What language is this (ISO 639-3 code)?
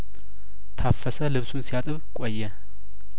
amh